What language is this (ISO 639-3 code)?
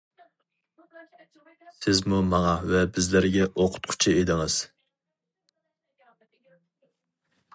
uig